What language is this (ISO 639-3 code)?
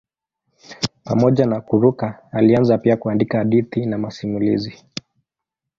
swa